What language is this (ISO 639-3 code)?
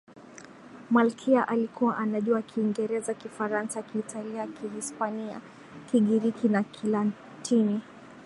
swa